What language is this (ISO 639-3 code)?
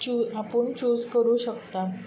kok